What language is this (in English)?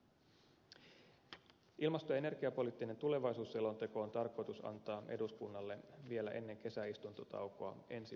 Finnish